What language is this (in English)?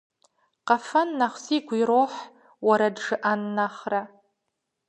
Kabardian